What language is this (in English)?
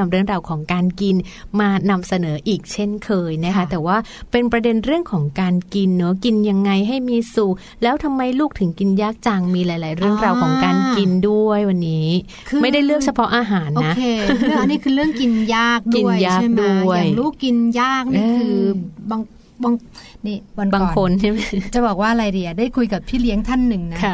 Thai